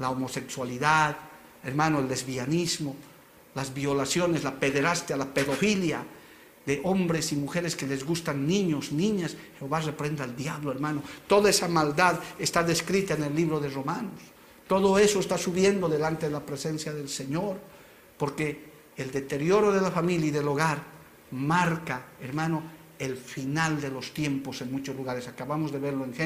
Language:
Spanish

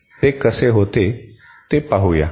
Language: Marathi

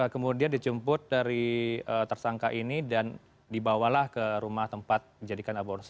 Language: Indonesian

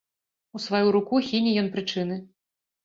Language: Belarusian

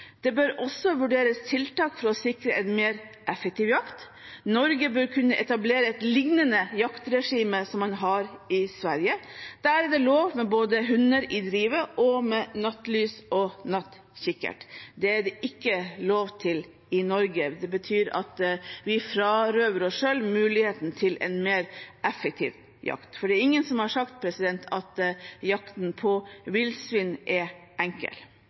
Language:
Norwegian Bokmål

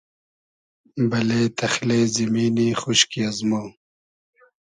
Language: Hazaragi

